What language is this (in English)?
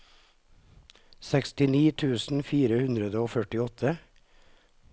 Norwegian